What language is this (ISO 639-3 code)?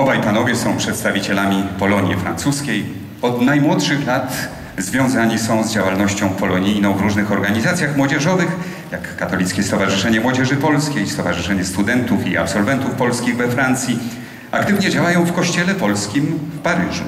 pol